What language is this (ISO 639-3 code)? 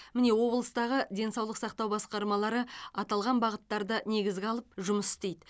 kaz